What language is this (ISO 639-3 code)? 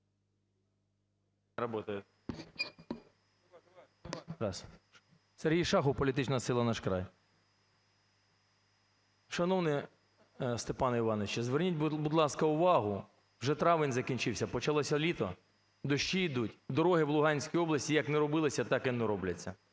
ukr